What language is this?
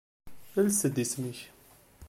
Kabyle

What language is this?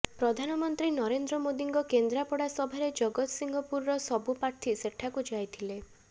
Odia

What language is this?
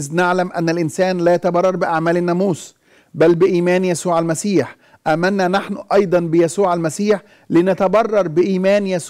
Arabic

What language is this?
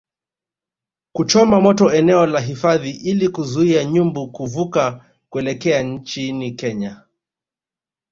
Swahili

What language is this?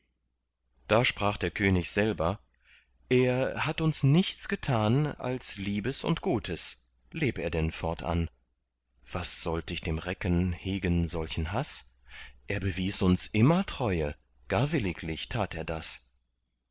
German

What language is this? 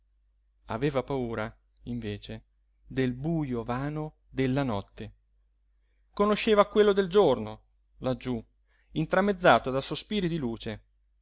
Italian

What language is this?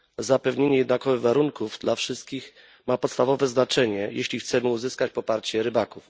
Polish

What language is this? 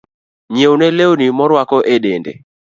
Luo (Kenya and Tanzania)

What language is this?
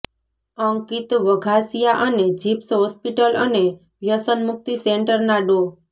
Gujarati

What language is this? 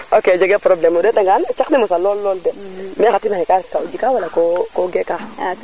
Serer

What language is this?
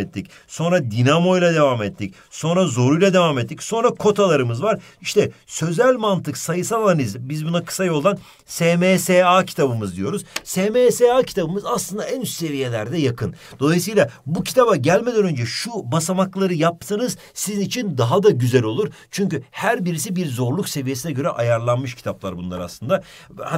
Turkish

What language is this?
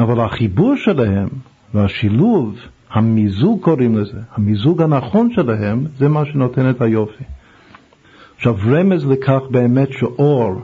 Hebrew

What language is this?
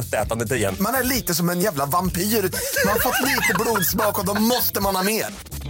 Swedish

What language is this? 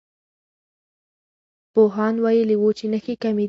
Pashto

